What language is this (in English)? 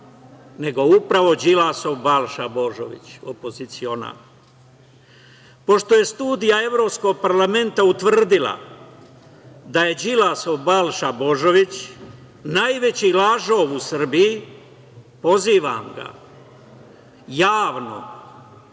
Serbian